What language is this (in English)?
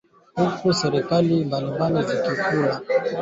Swahili